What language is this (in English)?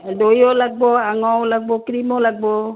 Assamese